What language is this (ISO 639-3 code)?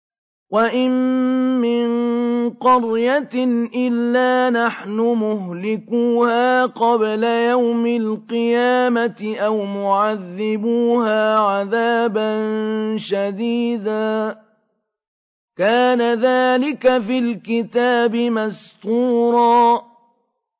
ara